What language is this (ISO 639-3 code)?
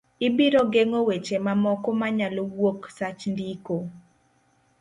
luo